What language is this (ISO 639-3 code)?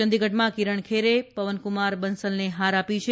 guj